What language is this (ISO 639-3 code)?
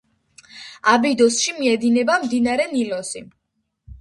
kat